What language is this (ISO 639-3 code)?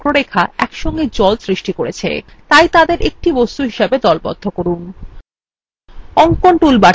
ben